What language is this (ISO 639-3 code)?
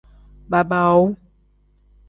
kdh